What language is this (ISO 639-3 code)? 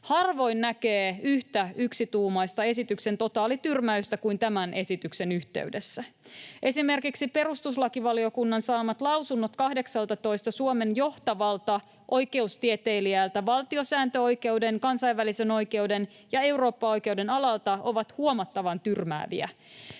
fin